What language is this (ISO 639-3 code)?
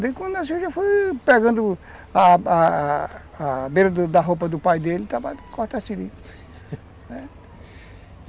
por